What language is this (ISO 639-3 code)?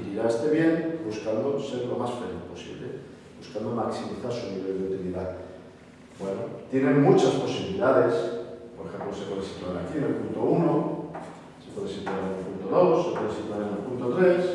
spa